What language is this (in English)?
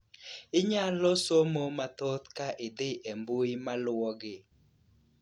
Luo (Kenya and Tanzania)